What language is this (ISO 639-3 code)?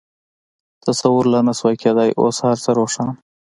pus